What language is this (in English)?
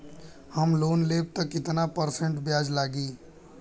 Bhojpuri